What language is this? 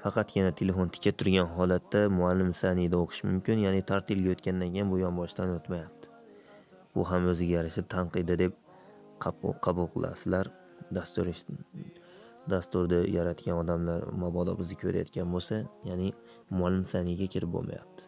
Turkish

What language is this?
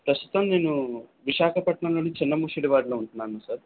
Telugu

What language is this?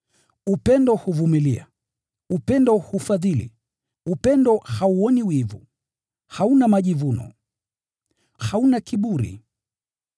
Swahili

